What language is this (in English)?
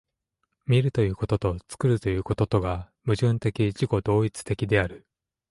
Japanese